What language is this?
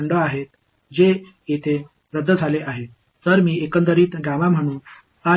Tamil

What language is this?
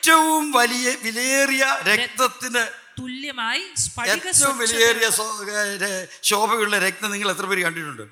Malayalam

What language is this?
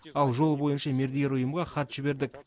Kazakh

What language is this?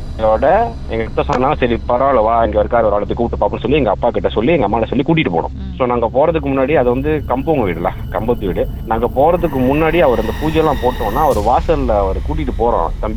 Tamil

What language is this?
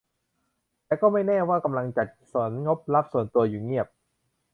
Thai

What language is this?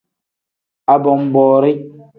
Tem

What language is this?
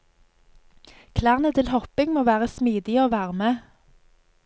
Norwegian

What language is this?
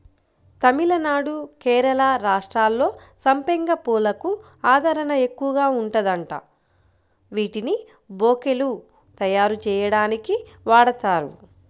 Telugu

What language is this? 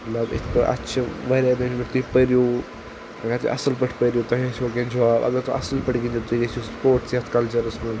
Kashmiri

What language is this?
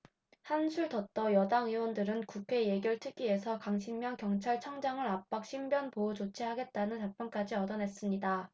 Korean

